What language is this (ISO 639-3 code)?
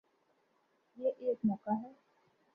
urd